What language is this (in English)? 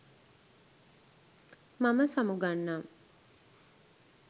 Sinhala